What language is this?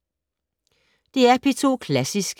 Danish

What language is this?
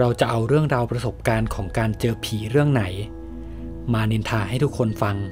Thai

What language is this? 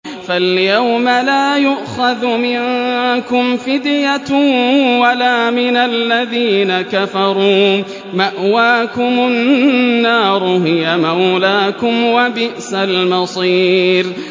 Arabic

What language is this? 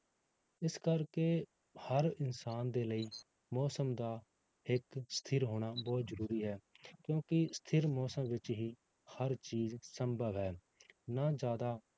Punjabi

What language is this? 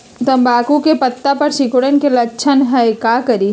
Magahi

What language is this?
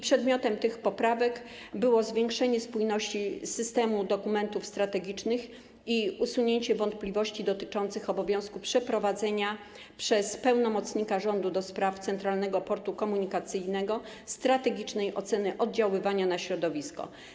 Polish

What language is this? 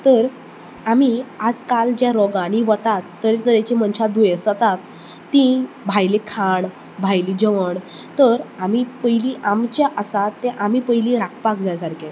Konkani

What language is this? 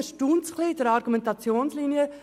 Swiss German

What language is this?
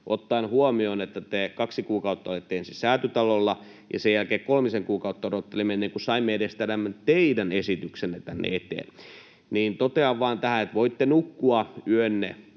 Finnish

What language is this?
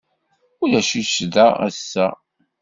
Kabyle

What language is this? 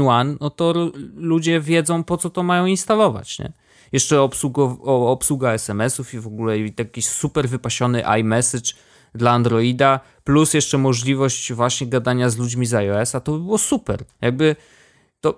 Polish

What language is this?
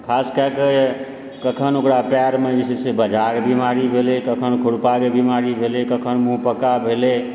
Maithili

